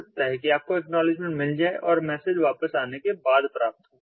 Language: Hindi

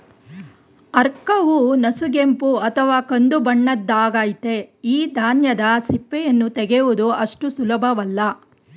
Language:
Kannada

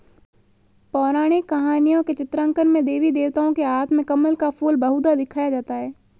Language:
Hindi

